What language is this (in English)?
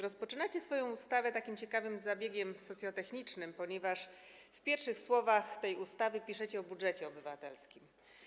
Polish